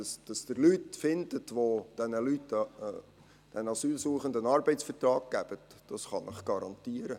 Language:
Swiss German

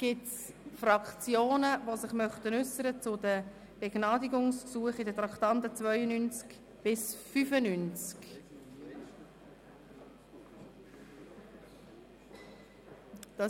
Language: Swiss German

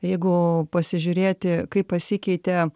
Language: Lithuanian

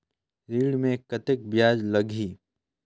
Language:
Chhattisgarhi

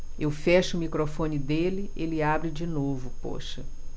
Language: Portuguese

